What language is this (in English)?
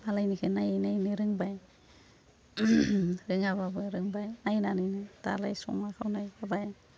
Bodo